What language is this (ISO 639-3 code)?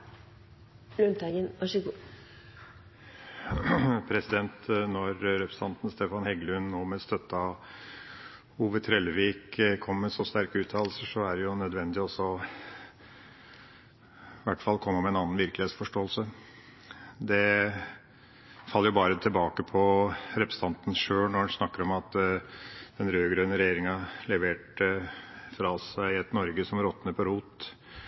nor